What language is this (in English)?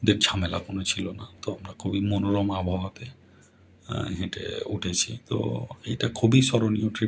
Bangla